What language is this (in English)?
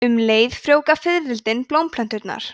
Icelandic